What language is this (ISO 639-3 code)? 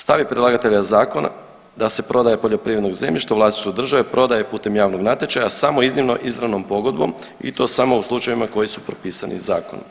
hrv